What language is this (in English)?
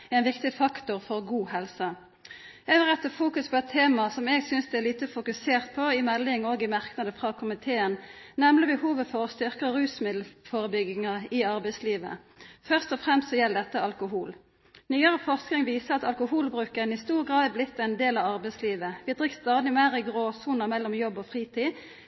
Norwegian Nynorsk